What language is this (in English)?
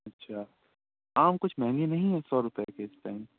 Urdu